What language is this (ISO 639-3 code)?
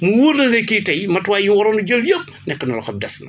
wol